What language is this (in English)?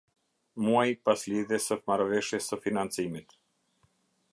Albanian